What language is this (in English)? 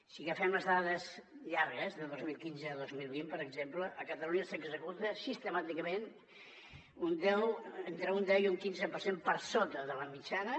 Catalan